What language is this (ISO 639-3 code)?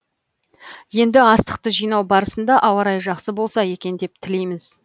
kaz